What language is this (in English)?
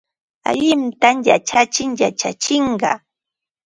Ambo-Pasco Quechua